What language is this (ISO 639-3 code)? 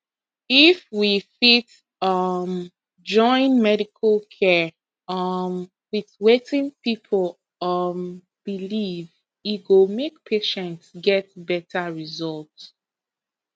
pcm